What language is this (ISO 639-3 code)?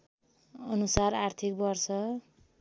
nep